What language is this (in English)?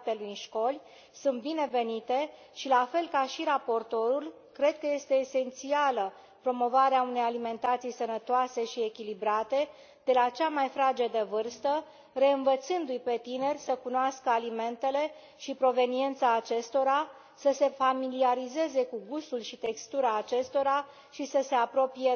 Romanian